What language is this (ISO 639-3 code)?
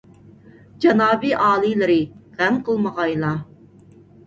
uig